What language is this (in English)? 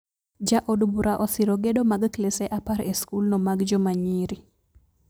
Luo (Kenya and Tanzania)